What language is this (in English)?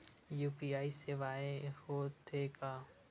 Chhattisgarhi